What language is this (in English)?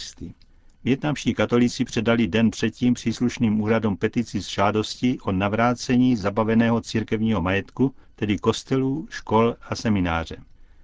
Czech